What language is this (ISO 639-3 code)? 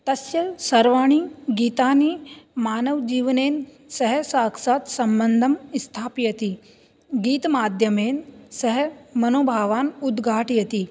san